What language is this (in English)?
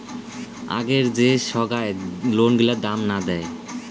Bangla